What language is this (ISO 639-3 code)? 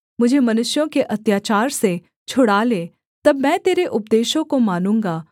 hin